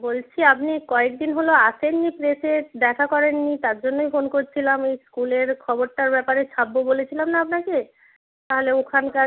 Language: Bangla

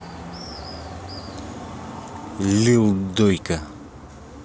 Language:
Russian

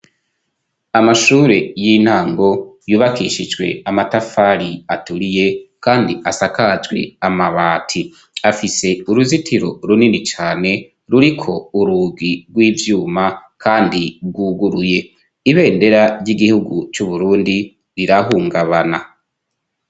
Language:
Rundi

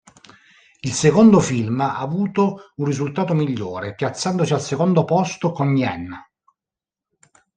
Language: Italian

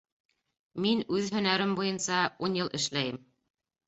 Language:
Bashkir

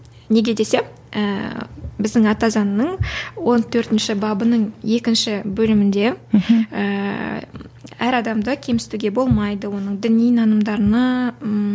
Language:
Kazakh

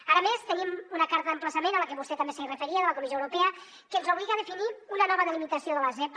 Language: Catalan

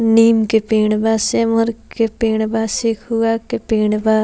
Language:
Bhojpuri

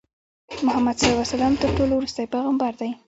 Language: Pashto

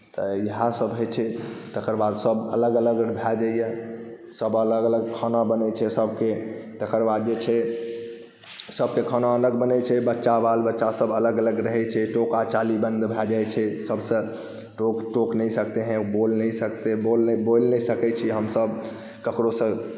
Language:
Maithili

